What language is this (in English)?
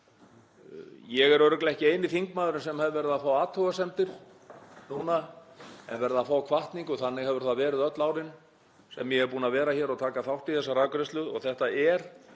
Icelandic